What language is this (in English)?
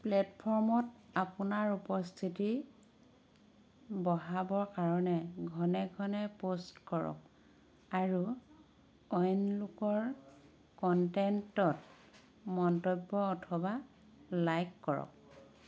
Assamese